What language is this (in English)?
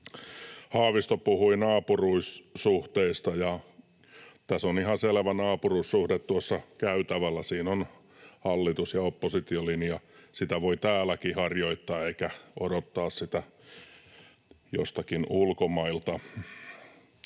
Finnish